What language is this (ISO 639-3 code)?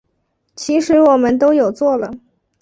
zho